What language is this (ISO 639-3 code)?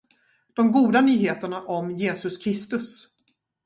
swe